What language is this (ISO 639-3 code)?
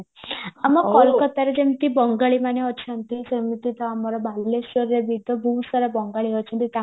ori